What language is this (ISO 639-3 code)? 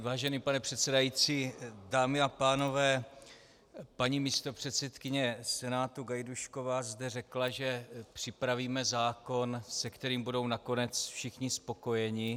ces